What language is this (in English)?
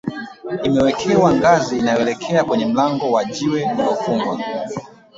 Swahili